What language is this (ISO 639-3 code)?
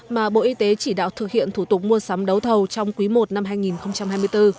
vie